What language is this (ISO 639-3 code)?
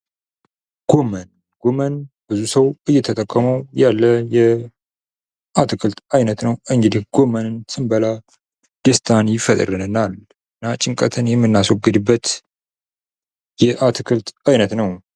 amh